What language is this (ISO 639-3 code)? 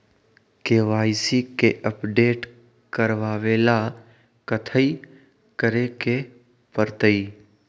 mag